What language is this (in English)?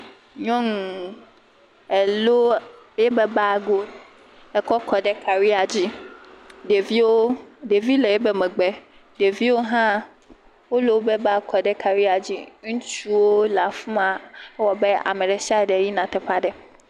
Ewe